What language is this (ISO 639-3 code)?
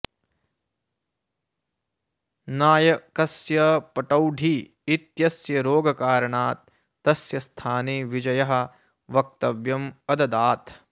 san